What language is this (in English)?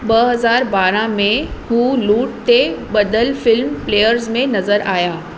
Sindhi